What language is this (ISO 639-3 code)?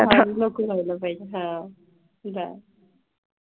mar